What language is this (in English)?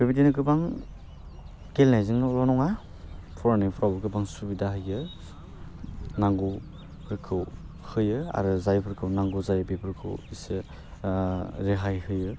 Bodo